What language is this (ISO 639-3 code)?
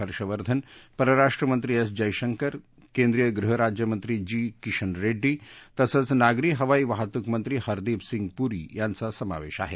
mar